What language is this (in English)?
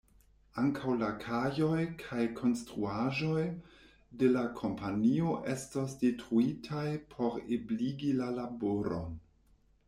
Esperanto